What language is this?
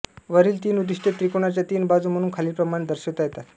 Marathi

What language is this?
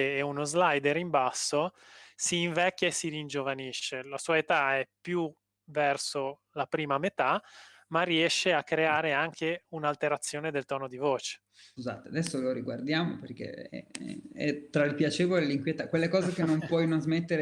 Italian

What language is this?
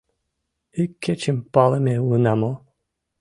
Mari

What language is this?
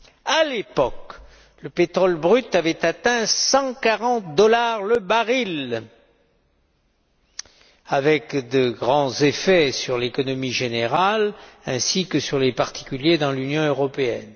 French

